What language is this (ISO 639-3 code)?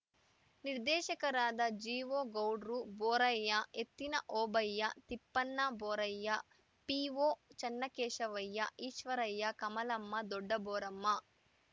kan